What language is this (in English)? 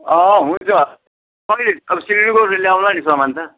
Nepali